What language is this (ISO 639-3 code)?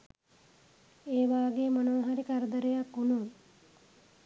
sin